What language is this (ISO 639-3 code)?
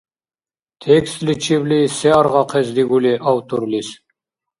dar